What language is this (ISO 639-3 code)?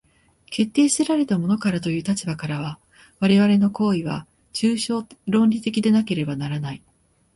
jpn